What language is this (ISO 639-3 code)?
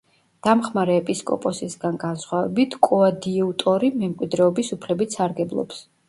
kat